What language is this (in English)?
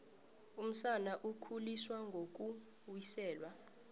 South Ndebele